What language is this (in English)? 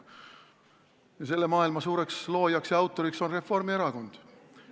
Estonian